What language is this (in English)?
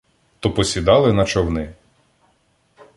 Ukrainian